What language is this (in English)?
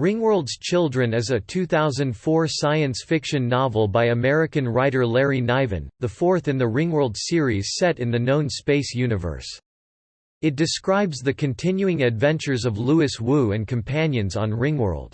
English